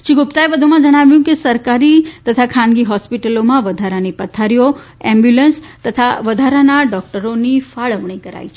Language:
Gujarati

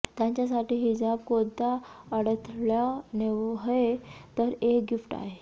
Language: Marathi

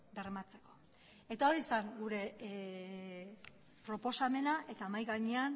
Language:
Basque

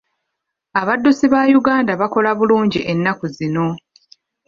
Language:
Ganda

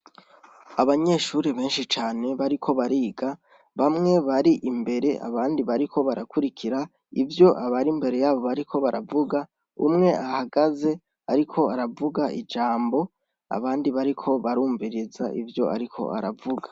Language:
Rundi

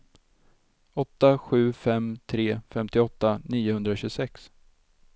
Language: Swedish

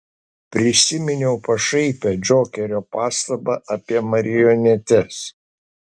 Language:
Lithuanian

